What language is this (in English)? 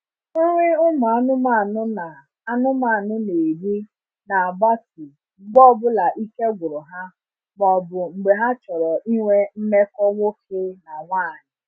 Igbo